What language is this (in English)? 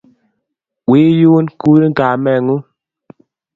Kalenjin